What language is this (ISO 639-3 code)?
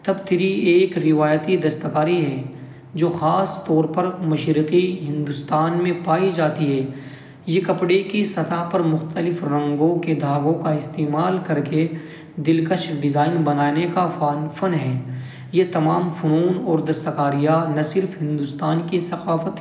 urd